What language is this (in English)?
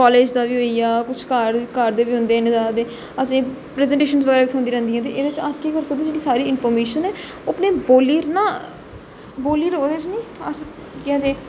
Dogri